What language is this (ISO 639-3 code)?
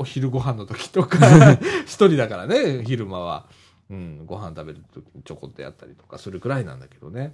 jpn